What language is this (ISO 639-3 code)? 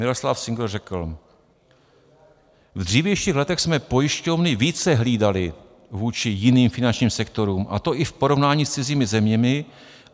ces